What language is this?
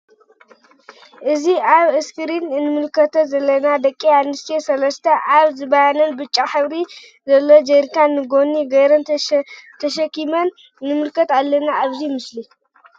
Tigrinya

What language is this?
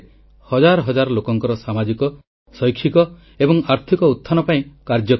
Odia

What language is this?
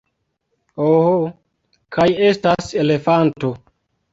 Esperanto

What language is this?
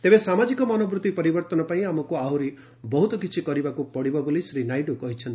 Odia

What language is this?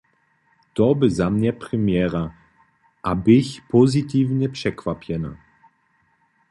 Upper Sorbian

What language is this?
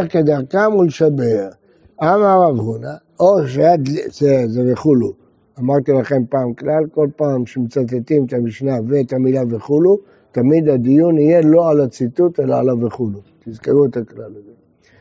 Hebrew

